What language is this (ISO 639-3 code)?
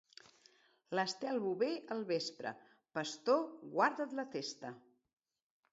cat